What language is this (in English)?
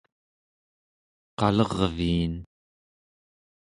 Central Yupik